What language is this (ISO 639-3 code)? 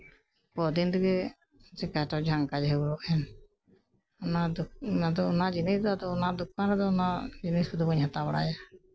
sat